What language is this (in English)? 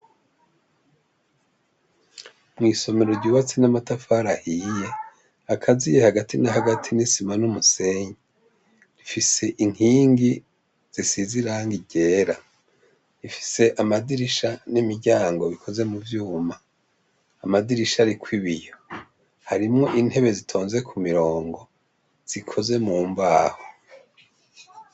Rundi